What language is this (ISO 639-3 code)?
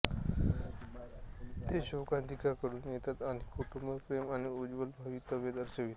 mar